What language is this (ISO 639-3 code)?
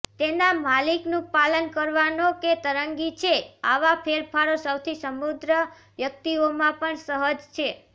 guj